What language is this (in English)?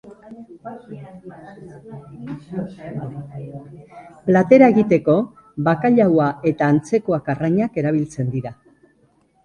Basque